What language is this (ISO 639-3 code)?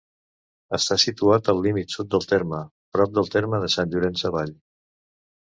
cat